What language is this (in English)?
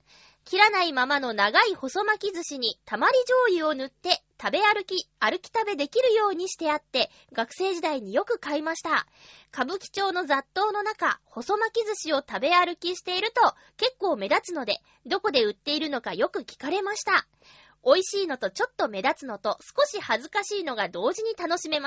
Japanese